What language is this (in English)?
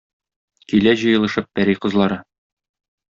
Tatar